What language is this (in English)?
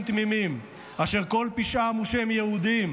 Hebrew